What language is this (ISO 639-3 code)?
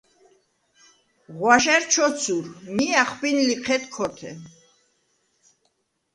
sva